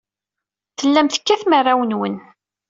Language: Kabyle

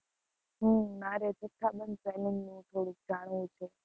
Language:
Gujarati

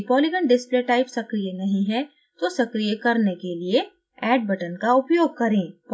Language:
Hindi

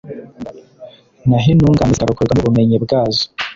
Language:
Kinyarwanda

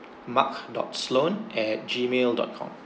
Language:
English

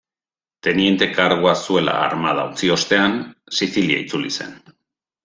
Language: Basque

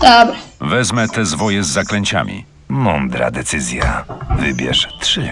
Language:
Polish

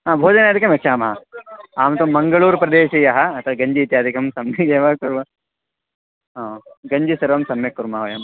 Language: Sanskrit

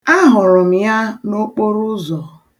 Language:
Igbo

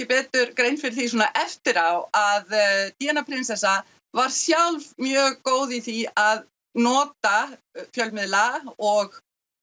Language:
Icelandic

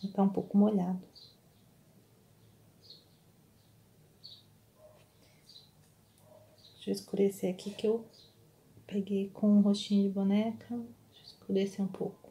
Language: Portuguese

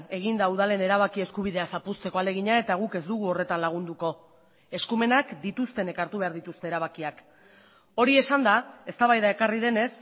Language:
Basque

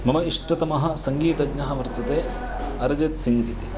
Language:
Sanskrit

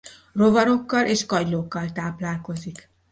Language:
Hungarian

